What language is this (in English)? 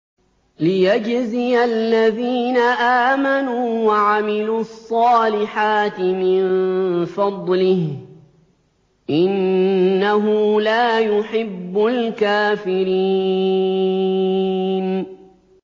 Arabic